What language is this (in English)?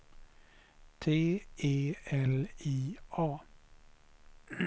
Swedish